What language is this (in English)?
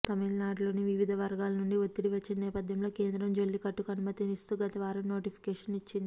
Telugu